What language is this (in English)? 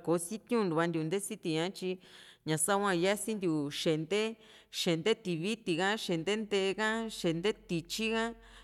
Juxtlahuaca Mixtec